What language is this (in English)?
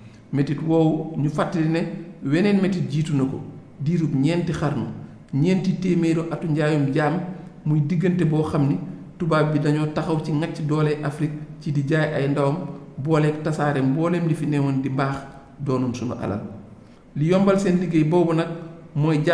Indonesian